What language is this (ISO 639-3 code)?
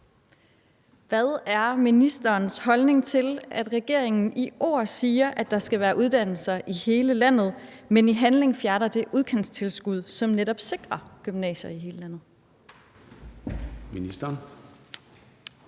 dan